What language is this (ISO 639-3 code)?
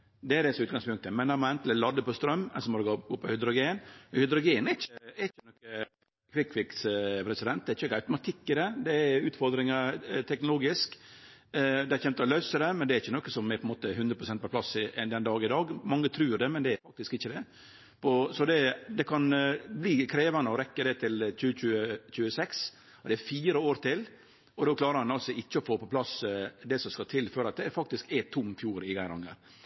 nno